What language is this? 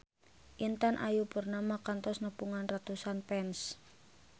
Sundanese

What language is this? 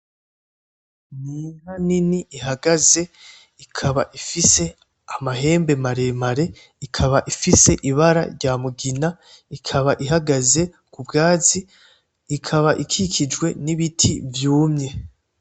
Rundi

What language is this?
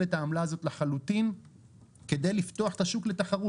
Hebrew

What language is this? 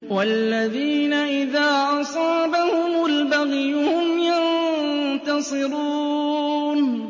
Arabic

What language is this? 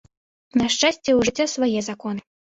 Belarusian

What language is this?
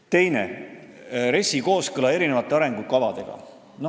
Estonian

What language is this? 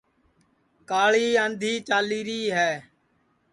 Sansi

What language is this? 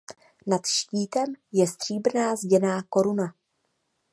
Czech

